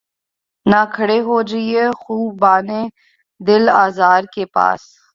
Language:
Urdu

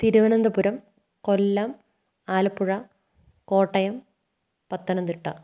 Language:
Malayalam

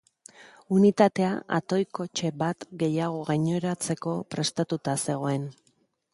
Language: Basque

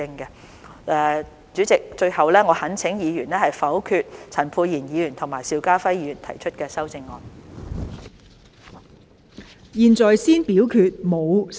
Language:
Cantonese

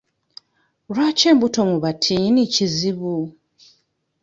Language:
Ganda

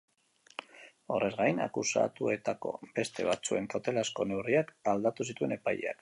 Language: Basque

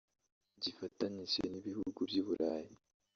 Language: Kinyarwanda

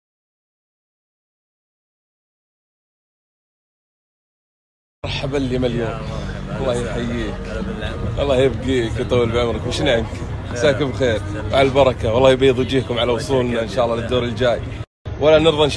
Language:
Arabic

